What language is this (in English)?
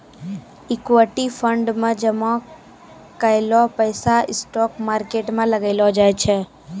Maithili